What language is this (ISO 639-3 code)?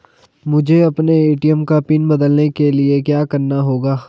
hin